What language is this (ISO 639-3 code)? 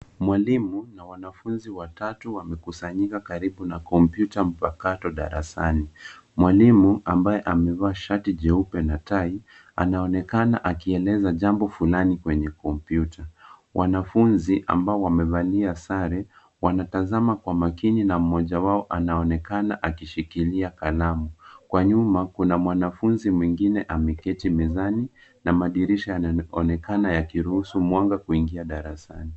swa